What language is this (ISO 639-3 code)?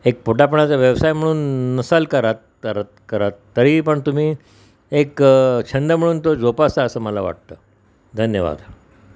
mar